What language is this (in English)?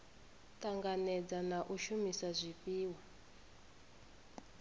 Venda